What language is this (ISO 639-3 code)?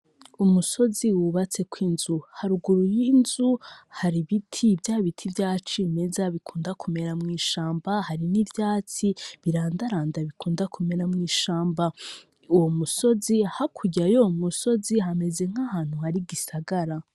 run